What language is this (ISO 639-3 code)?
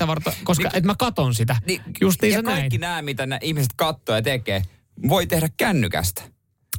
fin